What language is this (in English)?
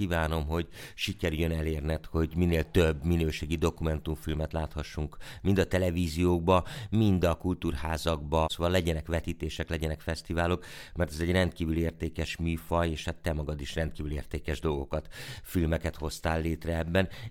Hungarian